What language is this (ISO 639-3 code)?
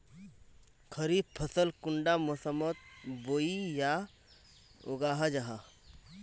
mag